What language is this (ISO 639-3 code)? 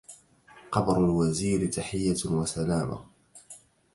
ara